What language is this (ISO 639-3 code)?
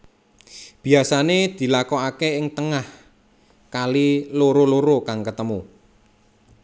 jav